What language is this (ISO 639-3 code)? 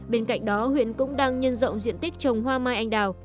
vie